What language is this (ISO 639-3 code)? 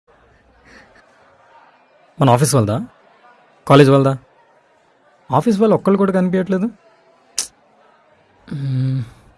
tel